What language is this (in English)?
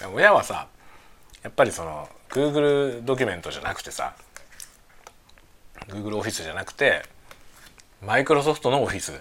Japanese